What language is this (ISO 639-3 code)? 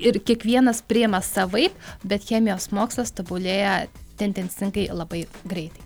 lit